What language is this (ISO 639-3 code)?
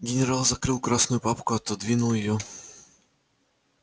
rus